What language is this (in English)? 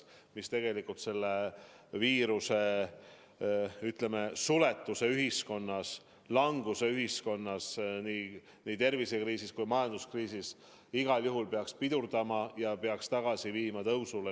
Estonian